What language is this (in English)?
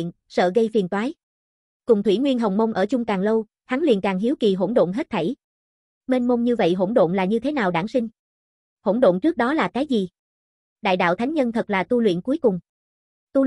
Vietnamese